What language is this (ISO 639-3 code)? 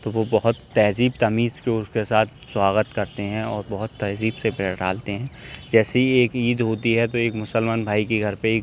urd